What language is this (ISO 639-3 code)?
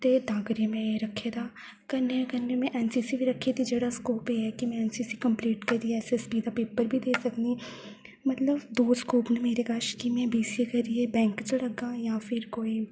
doi